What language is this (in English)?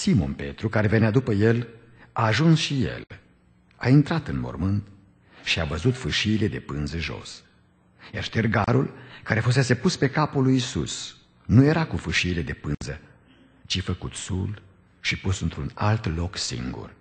Romanian